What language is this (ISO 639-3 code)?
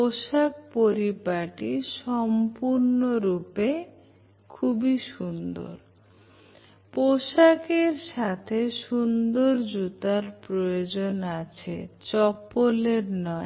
ben